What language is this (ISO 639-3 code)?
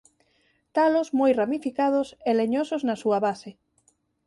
glg